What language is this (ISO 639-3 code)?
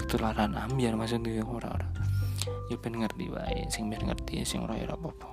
ind